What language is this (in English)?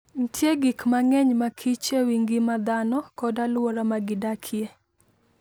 Luo (Kenya and Tanzania)